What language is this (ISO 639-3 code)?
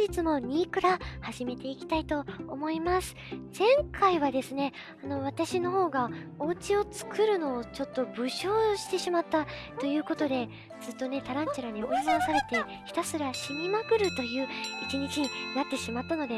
jpn